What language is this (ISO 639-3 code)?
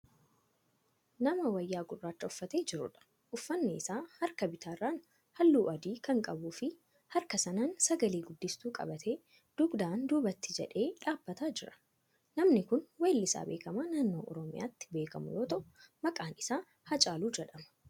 orm